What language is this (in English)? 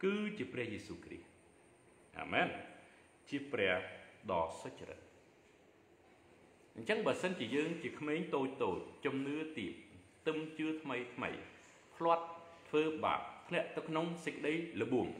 Thai